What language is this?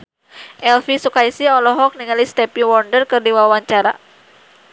Sundanese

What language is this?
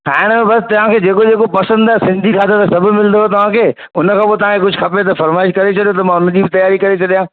Sindhi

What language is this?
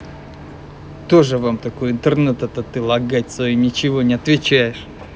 Russian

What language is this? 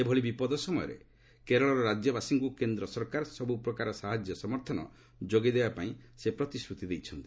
Odia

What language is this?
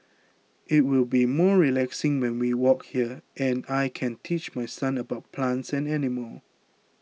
English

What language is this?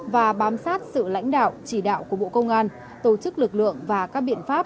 Vietnamese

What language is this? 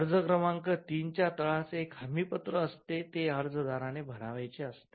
Marathi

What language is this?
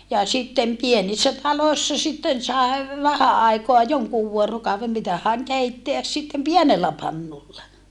Finnish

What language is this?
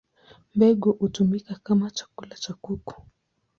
Swahili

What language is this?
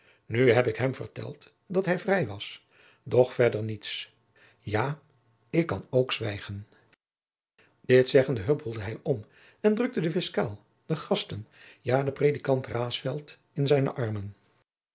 Dutch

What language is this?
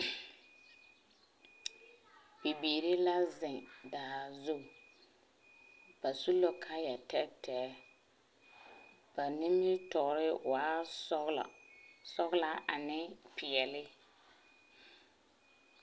Southern Dagaare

